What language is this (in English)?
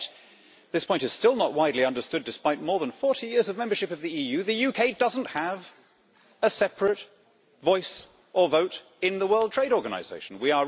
English